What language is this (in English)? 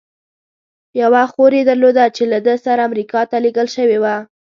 Pashto